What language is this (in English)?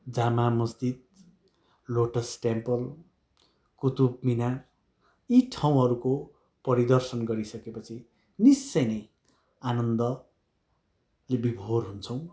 Nepali